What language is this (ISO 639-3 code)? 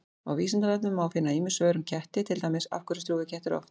isl